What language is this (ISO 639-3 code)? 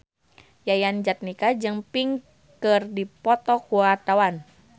sun